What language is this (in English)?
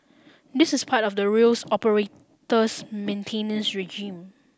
English